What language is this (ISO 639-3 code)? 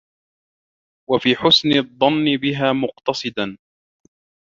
ara